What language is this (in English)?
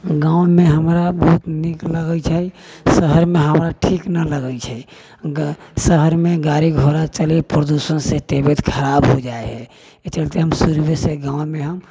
Maithili